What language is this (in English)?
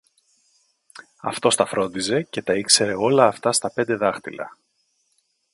Greek